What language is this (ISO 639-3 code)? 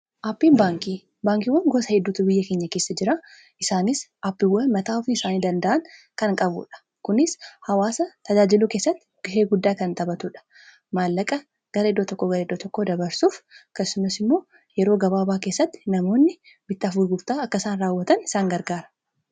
orm